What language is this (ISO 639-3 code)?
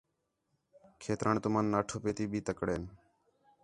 xhe